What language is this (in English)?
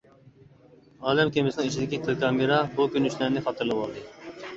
Uyghur